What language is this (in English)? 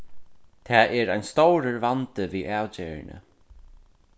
Faroese